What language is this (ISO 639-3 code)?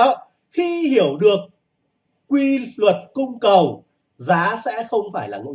vie